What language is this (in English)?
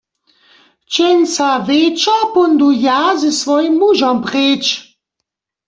Upper Sorbian